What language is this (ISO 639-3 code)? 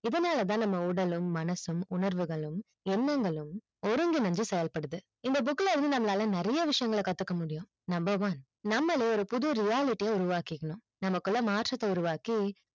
tam